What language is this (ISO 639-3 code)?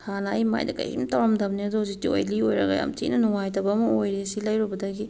mni